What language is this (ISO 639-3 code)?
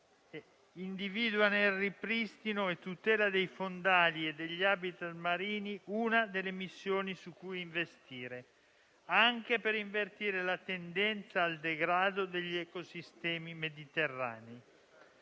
ita